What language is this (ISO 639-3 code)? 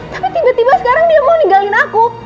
ind